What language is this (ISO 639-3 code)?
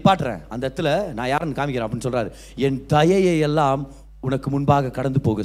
tam